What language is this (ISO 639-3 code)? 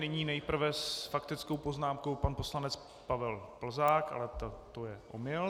ces